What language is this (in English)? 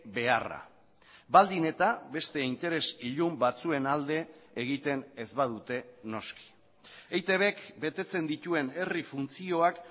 Basque